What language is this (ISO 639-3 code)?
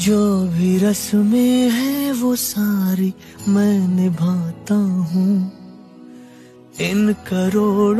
ara